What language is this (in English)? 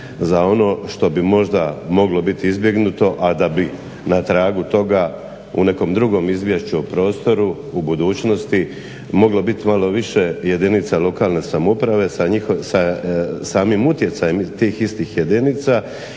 Croatian